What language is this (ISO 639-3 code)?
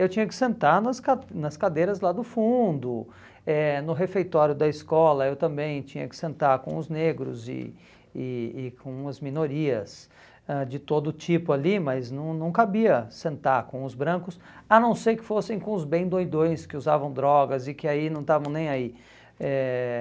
por